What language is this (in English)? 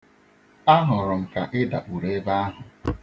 Igbo